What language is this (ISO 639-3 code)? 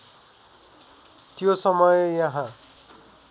nep